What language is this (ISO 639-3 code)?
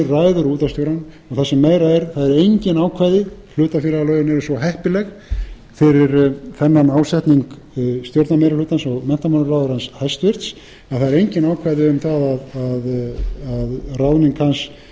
isl